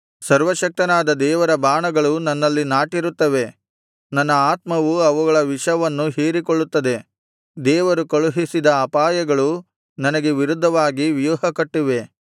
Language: Kannada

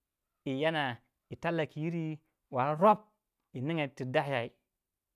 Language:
Waja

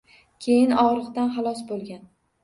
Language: Uzbek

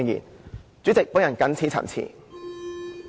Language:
Cantonese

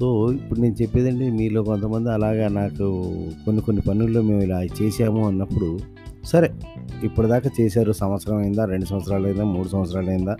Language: Telugu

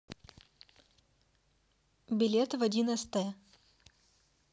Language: Russian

